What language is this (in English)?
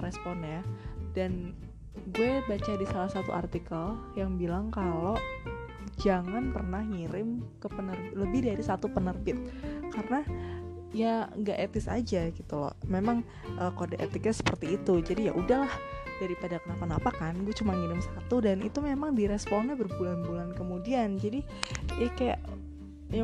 Indonesian